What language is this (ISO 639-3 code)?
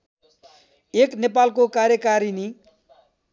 nep